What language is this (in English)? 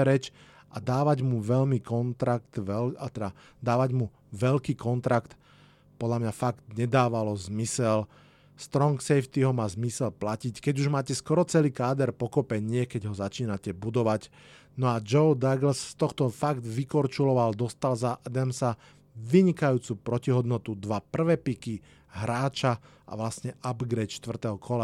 Slovak